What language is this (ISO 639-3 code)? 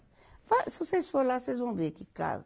por